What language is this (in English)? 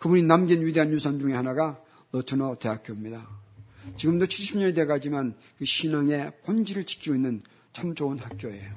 Korean